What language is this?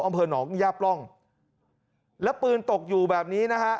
Thai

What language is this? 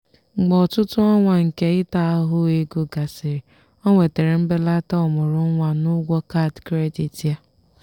Igbo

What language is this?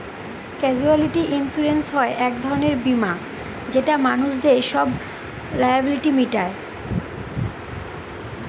Bangla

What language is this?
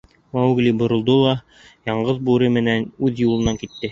Bashkir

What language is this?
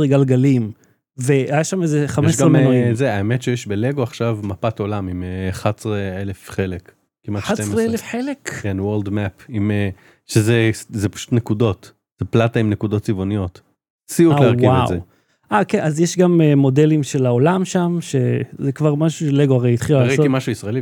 Hebrew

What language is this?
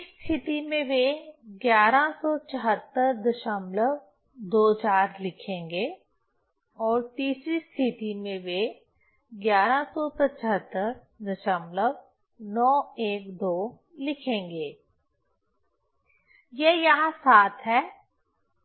Hindi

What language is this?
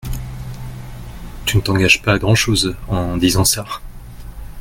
French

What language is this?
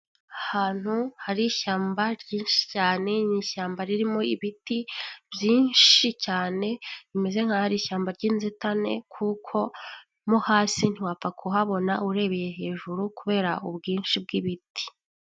Kinyarwanda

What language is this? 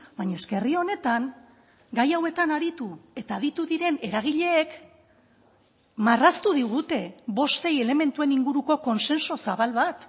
Basque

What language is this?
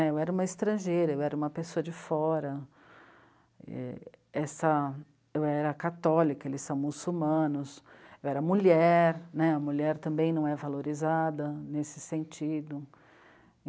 Portuguese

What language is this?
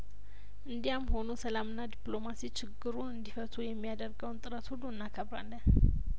Amharic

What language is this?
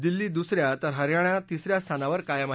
Marathi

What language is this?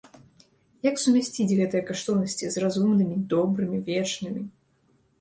Belarusian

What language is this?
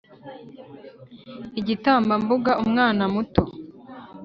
Kinyarwanda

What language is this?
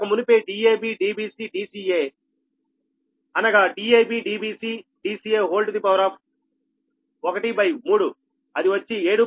Telugu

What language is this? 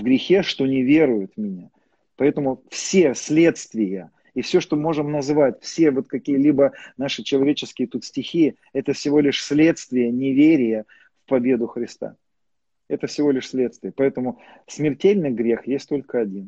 Russian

